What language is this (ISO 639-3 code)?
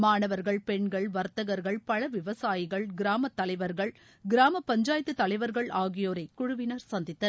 tam